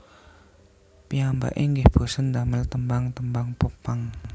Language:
Javanese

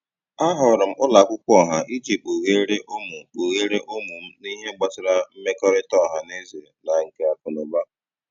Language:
Igbo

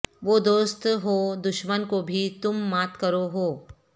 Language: Urdu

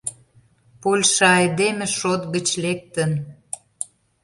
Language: Mari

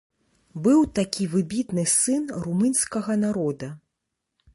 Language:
Belarusian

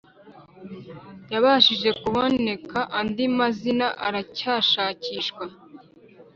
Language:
Kinyarwanda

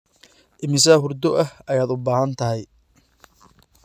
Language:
Somali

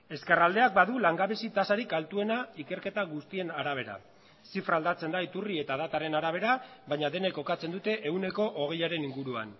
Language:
Basque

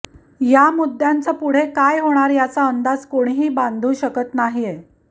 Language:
Marathi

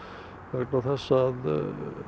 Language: Icelandic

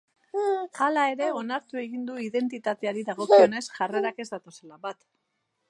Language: Basque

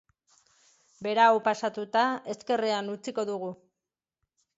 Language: Basque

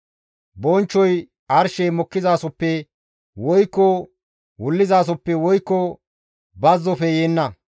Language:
Gamo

